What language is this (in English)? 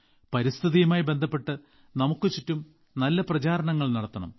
Malayalam